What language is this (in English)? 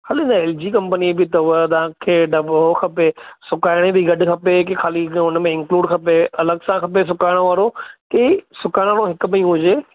Sindhi